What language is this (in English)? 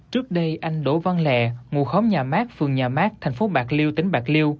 Vietnamese